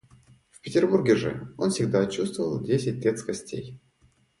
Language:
Russian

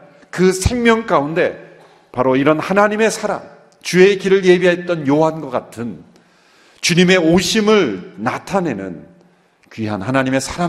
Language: Korean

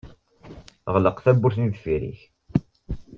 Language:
Kabyle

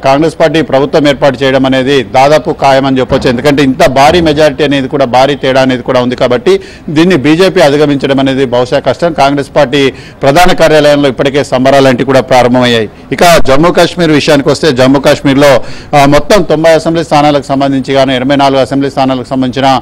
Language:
Telugu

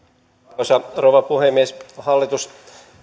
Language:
Finnish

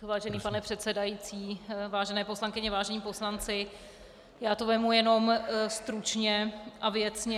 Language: Czech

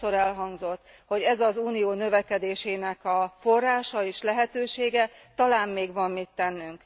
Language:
Hungarian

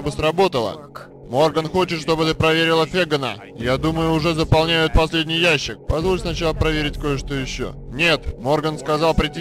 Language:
Russian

